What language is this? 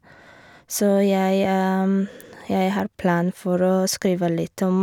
Norwegian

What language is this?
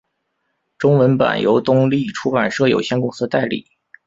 Chinese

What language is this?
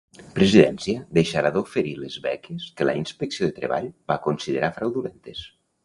Catalan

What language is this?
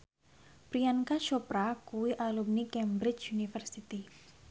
Javanese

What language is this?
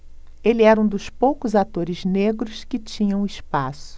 Portuguese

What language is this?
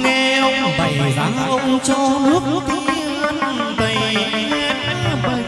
Vietnamese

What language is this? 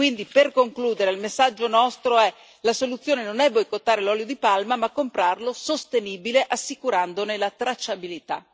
Italian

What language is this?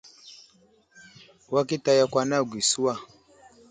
Wuzlam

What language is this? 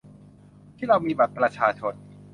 Thai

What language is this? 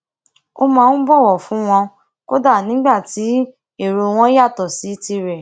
Yoruba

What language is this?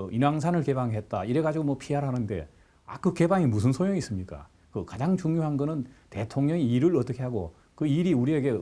Korean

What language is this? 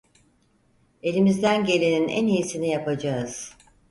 Turkish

